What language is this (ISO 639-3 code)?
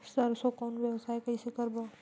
hne